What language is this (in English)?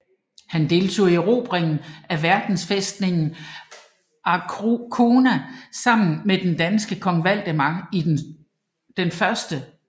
Danish